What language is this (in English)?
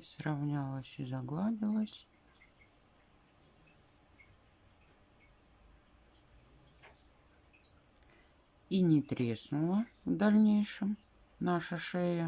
Russian